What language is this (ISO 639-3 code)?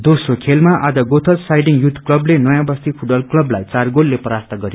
nep